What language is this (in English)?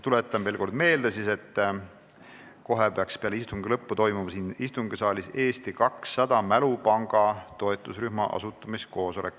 Estonian